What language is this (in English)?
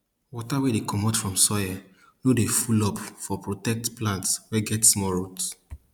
Nigerian Pidgin